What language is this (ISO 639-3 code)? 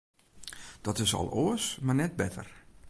fry